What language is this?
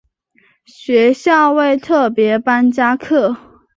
Chinese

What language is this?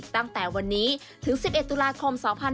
Thai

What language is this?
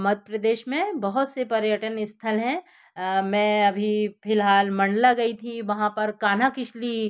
Hindi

